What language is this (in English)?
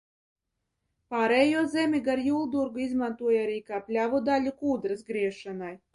Latvian